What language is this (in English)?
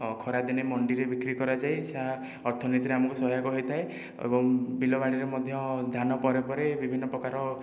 Odia